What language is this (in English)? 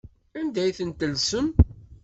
Kabyle